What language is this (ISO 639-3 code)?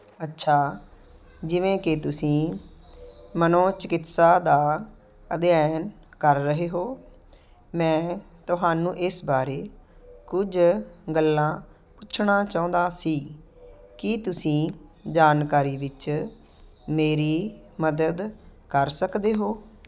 pan